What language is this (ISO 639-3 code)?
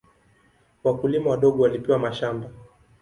swa